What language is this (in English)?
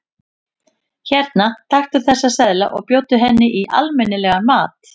Icelandic